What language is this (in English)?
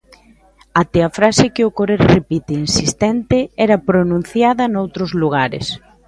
Galician